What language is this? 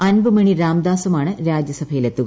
Malayalam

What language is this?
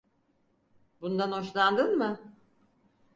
Turkish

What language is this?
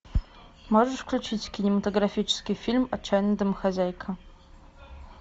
Russian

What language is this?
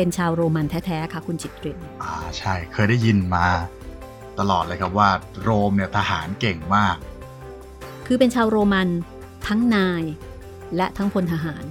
Thai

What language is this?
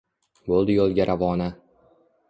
Uzbek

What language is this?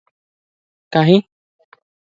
Odia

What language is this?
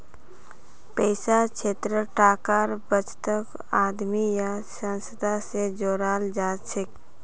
Magahi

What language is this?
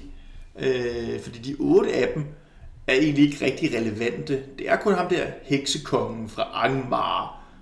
Danish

